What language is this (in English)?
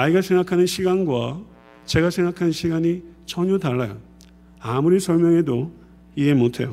Korean